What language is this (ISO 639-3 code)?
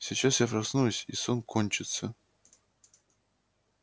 rus